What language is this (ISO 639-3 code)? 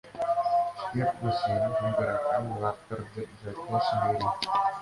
ind